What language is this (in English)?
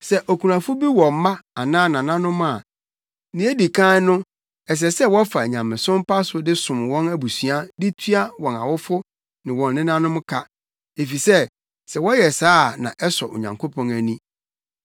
Akan